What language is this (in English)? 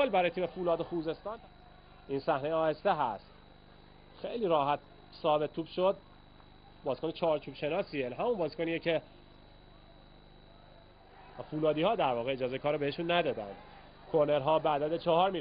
Persian